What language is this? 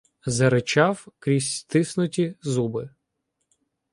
Ukrainian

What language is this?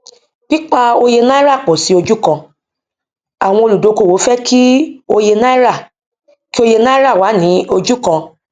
Yoruba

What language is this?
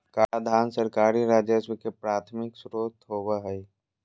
Magahi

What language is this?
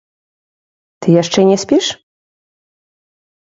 Belarusian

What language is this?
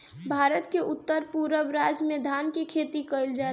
Bhojpuri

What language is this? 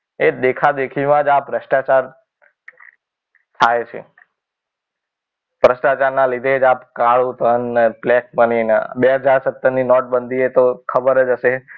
Gujarati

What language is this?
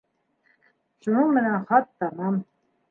Bashkir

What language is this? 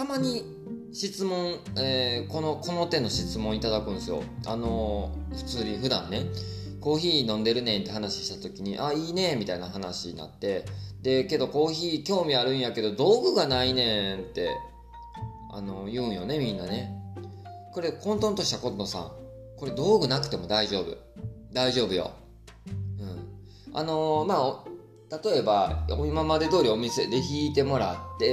Japanese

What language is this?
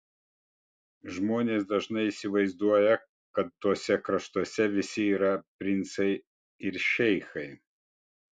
Lithuanian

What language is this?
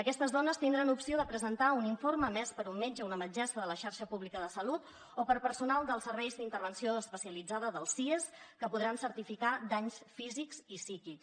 Catalan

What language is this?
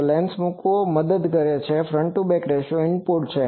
Gujarati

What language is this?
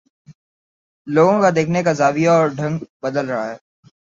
Urdu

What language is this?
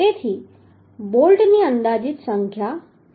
Gujarati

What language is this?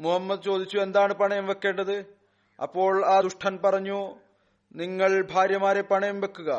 Malayalam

